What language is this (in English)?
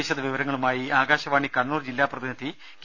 Malayalam